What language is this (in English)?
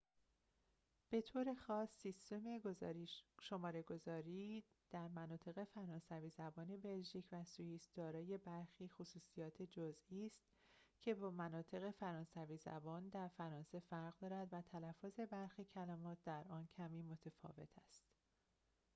Persian